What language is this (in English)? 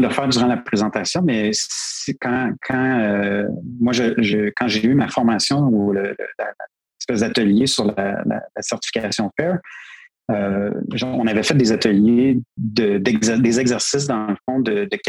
French